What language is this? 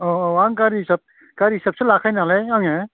Bodo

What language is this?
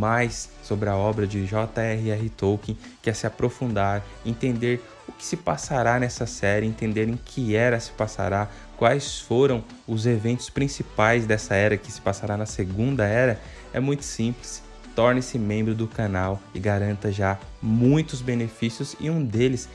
Portuguese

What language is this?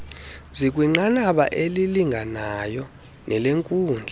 Xhosa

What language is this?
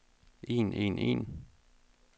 Danish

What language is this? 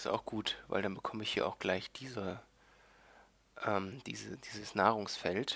German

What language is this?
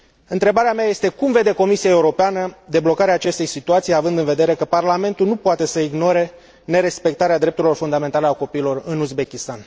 Romanian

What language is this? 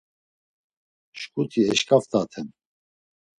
Laz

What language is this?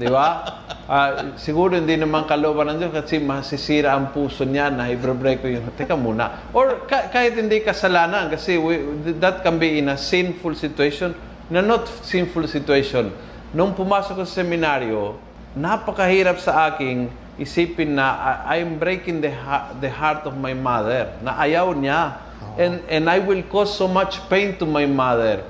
Filipino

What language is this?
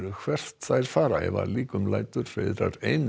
Icelandic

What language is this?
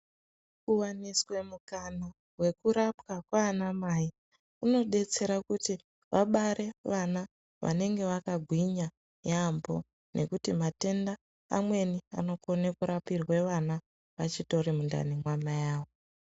Ndau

